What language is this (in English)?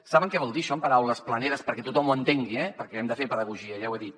Catalan